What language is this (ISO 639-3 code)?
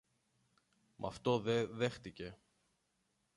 ell